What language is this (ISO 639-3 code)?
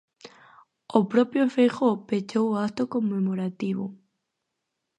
glg